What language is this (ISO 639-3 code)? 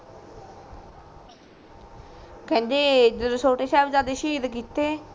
pan